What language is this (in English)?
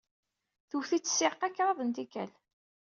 Kabyle